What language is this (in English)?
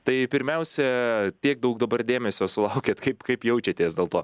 Lithuanian